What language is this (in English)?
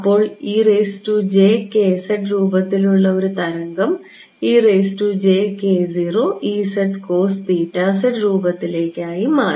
Malayalam